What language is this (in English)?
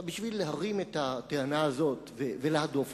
Hebrew